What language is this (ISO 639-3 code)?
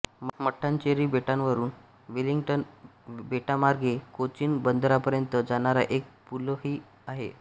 mar